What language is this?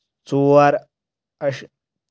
Kashmiri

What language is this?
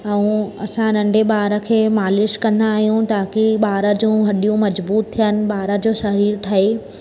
Sindhi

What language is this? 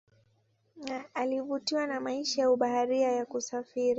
Swahili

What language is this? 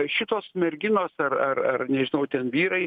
Lithuanian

